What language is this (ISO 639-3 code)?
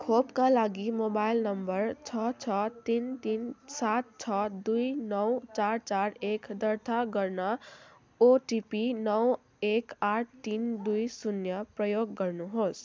nep